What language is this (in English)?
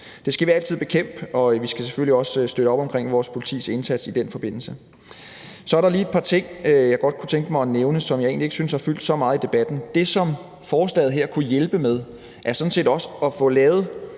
Danish